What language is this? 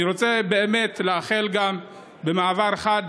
Hebrew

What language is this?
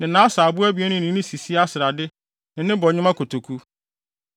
Akan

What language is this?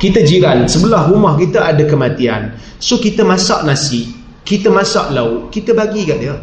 Malay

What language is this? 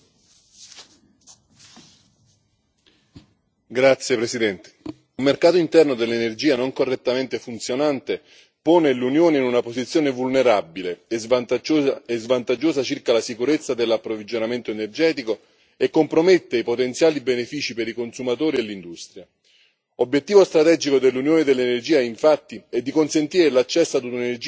Italian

